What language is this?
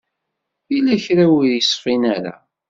Kabyle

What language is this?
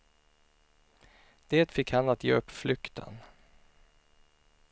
Swedish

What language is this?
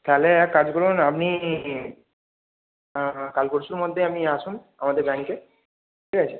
Bangla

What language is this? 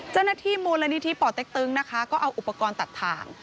Thai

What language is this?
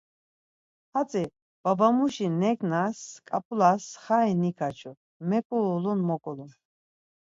Laz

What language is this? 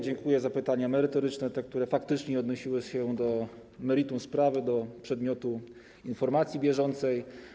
Polish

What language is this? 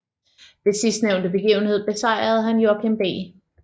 Danish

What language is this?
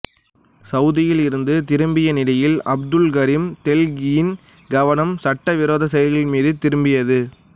Tamil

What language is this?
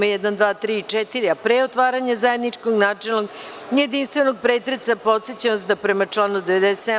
Serbian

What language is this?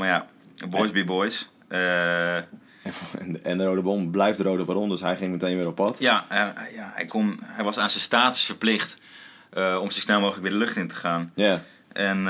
Dutch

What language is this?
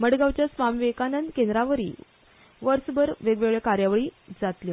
Konkani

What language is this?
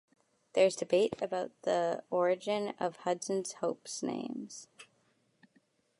English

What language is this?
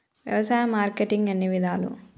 Telugu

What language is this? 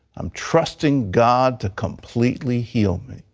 English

